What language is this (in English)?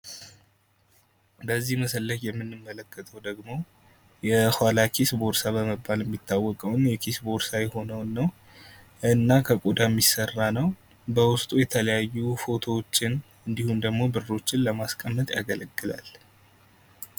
Amharic